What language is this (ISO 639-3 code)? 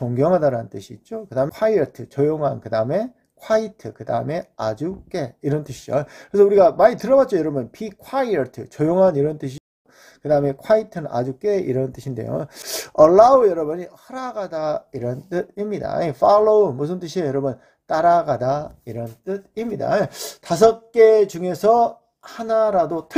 kor